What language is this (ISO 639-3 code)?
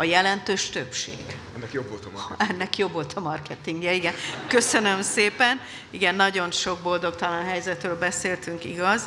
hun